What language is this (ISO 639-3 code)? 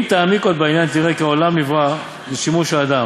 heb